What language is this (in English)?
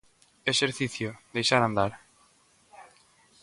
Galician